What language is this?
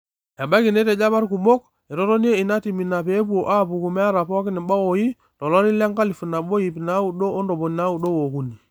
Masai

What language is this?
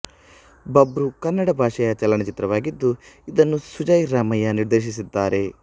Kannada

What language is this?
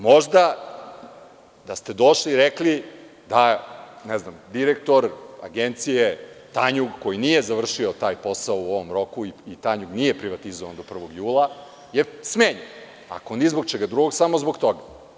Serbian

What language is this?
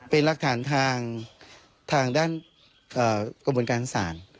Thai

